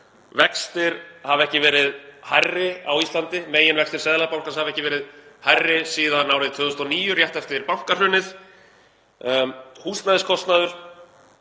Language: Icelandic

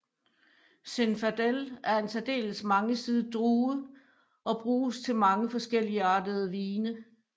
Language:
Danish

